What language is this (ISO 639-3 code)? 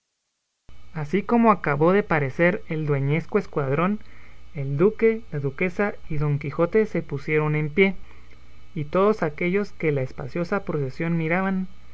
spa